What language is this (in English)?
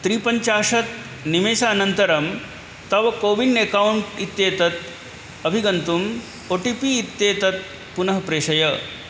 Sanskrit